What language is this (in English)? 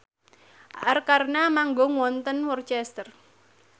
Javanese